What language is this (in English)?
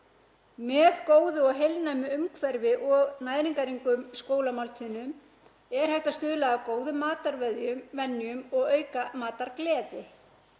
Icelandic